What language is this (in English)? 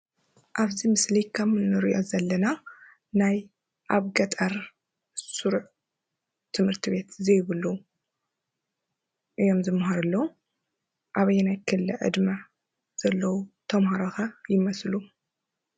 Tigrinya